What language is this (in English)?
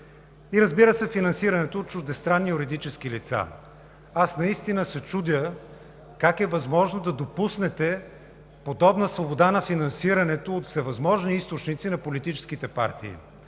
Bulgarian